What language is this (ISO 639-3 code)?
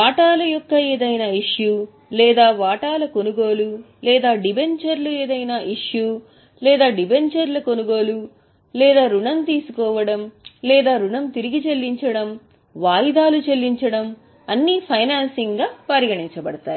tel